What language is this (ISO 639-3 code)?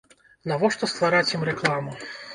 bel